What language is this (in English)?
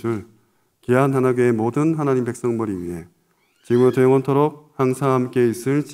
Korean